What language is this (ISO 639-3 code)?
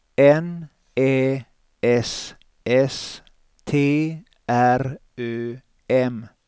swe